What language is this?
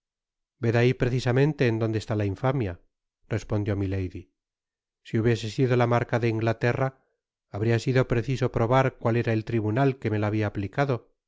Spanish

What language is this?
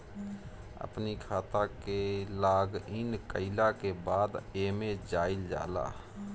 Bhojpuri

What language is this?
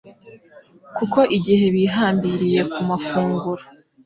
Kinyarwanda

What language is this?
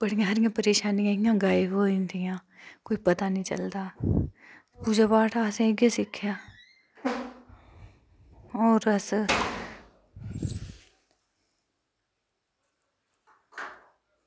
Dogri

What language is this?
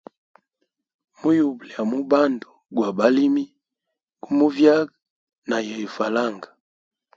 Hemba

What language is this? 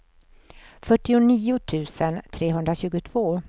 Swedish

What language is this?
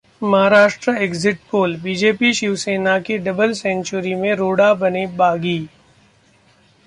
Hindi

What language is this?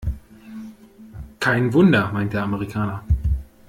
German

